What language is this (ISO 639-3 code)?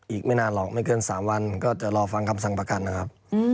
tha